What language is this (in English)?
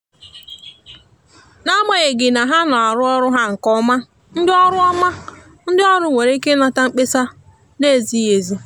Igbo